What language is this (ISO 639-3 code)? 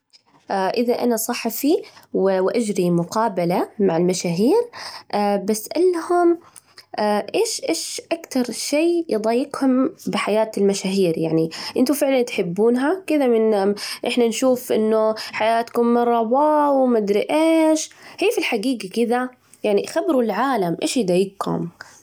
ars